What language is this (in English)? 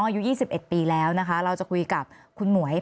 Thai